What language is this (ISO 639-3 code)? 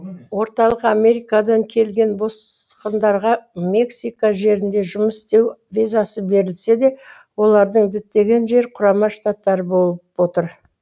kaz